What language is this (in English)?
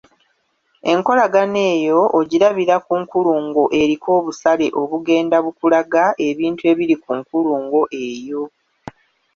Ganda